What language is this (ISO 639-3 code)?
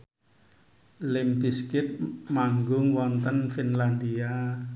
jav